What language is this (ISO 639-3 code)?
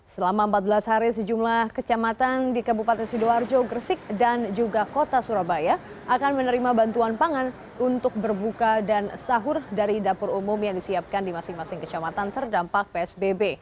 ind